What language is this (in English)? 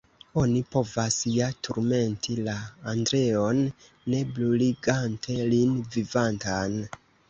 Esperanto